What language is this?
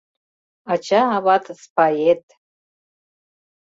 Mari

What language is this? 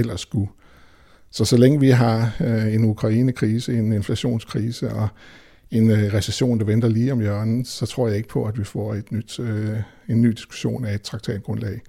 Danish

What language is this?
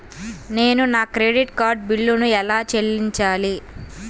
Telugu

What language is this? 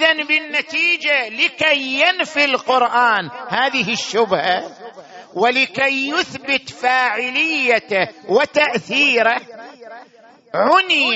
Arabic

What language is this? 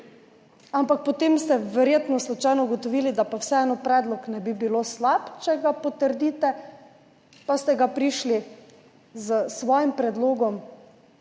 Slovenian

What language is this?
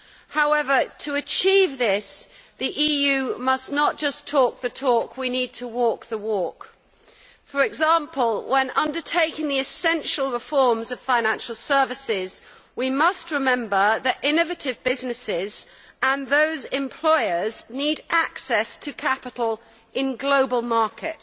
English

